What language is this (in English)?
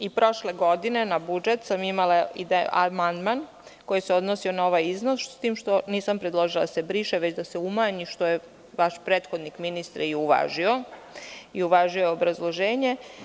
Serbian